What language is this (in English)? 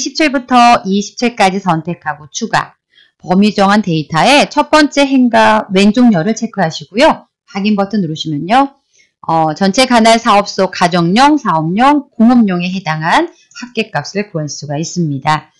Korean